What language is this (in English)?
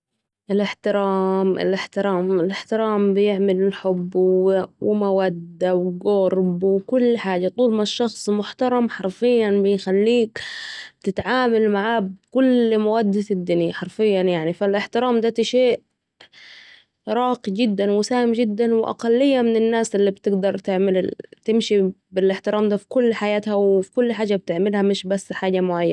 Saidi Arabic